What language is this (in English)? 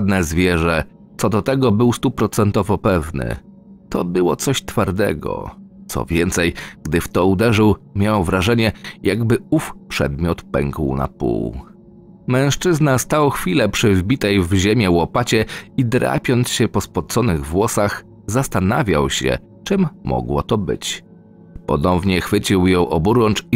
Polish